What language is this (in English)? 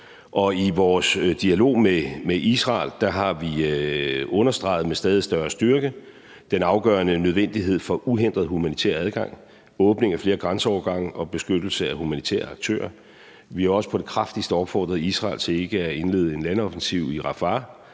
Danish